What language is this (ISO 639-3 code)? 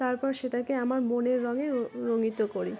ben